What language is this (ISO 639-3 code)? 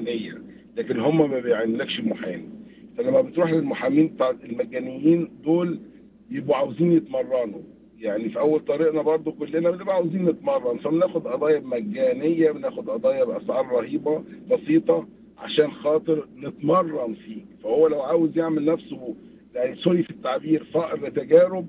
ara